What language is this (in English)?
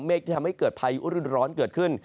Thai